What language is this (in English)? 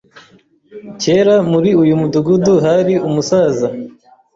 Kinyarwanda